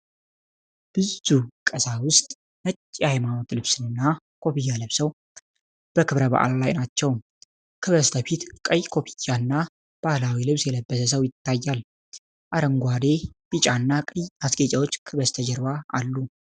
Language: Amharic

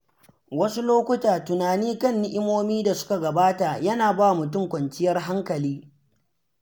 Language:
Hausa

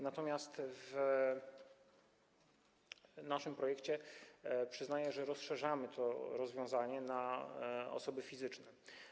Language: Polish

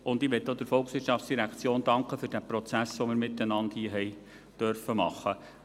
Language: Swiss German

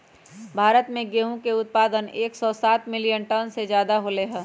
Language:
Magahi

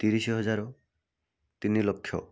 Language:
Odia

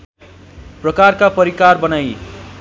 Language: Nepali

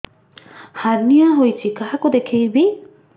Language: Odia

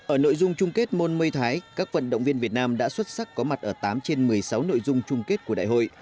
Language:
Vietnamese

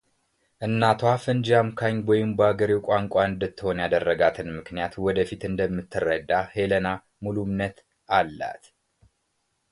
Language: Amharic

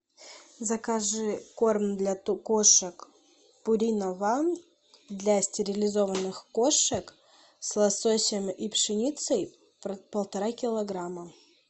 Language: Russian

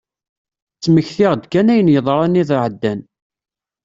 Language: Kabyle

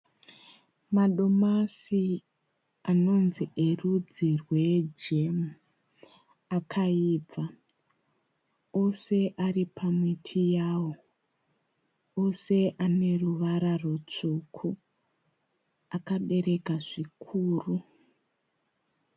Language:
Shona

